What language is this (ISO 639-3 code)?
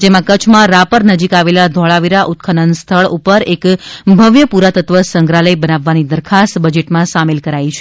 guj